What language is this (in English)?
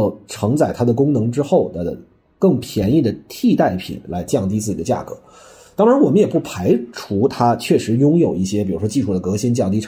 Chinese